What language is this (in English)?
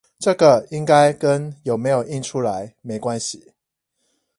Chinese